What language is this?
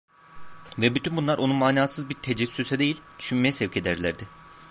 Turkish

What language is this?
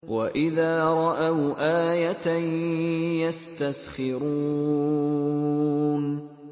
Arabic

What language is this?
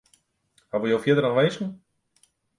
Western Frisian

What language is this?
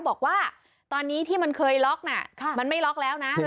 Thai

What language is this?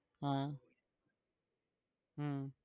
Gujarati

